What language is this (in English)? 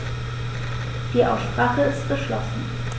German